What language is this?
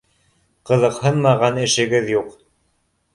Bashkir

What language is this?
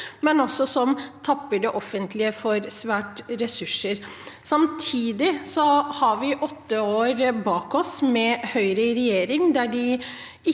Norwegian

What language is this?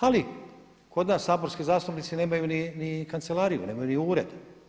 Croatian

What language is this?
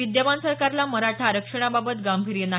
Marathi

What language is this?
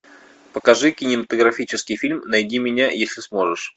Russian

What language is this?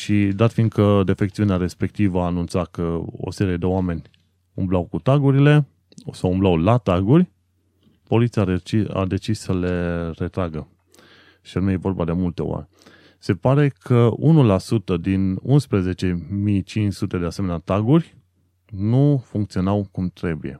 Romanian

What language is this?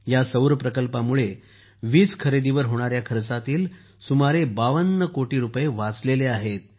Marathi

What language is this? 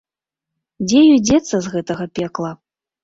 Belarusian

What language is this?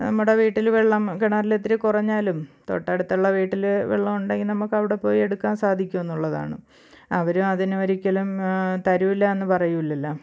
Malayalam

